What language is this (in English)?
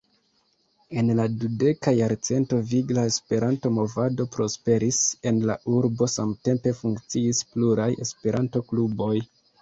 Esperanto